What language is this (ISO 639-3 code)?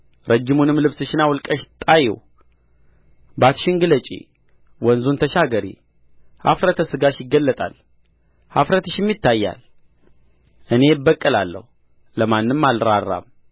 amh